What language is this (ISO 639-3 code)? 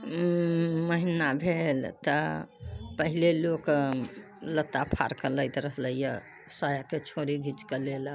mai